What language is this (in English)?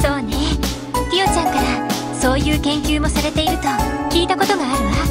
Japanese